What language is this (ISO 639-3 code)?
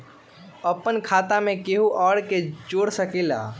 mag